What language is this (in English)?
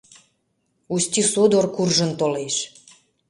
Mari